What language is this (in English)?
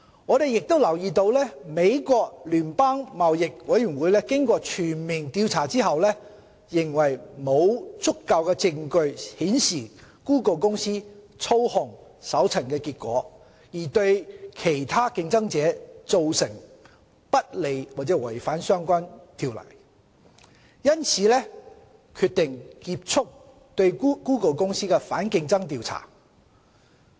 Cantonese